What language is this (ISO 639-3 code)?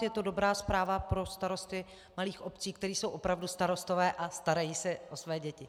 ces